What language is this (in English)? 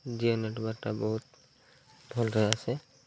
Odia